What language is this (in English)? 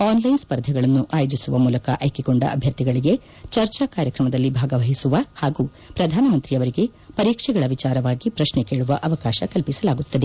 Kannada